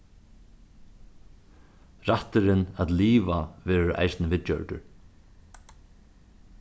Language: Faroese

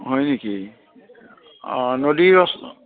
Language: Assamese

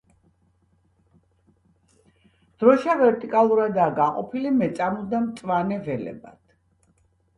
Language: Georgian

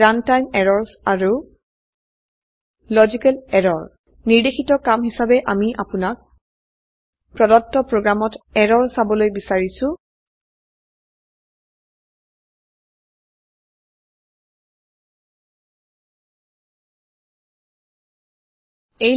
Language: Assamese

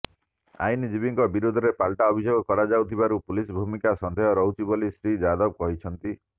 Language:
Odia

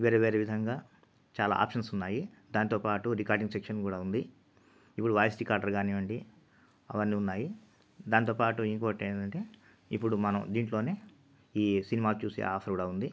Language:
Telugu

